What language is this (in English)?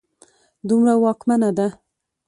Pashto